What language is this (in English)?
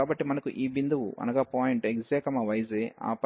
Telugu